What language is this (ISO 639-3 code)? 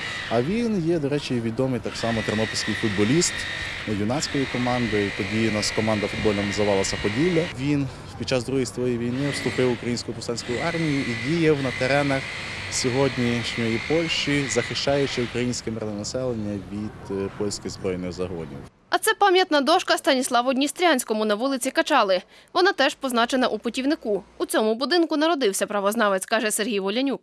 ukr